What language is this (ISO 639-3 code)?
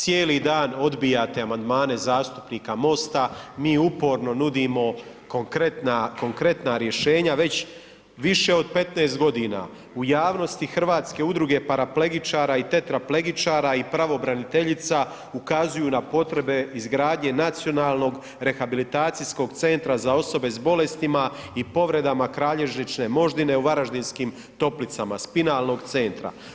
hrv